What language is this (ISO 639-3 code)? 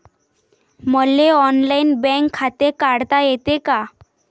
mar